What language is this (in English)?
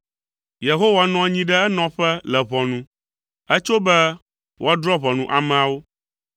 Ewe